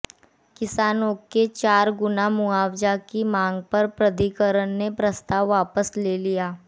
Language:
Hindi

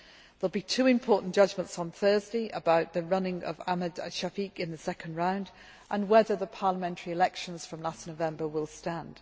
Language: English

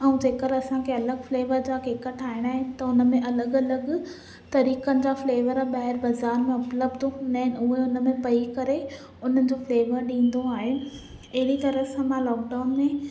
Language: Sindhi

